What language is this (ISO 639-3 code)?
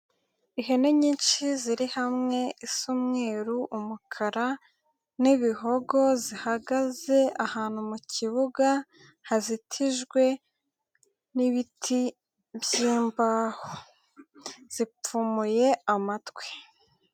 kin